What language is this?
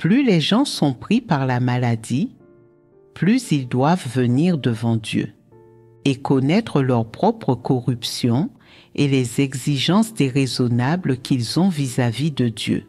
French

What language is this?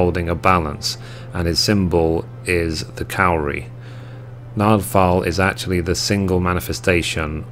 English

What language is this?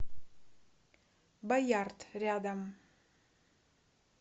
Russian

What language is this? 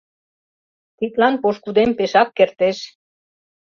Mari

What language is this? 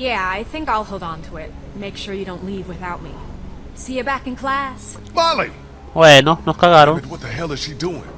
Spanish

